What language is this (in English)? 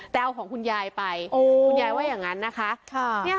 Thai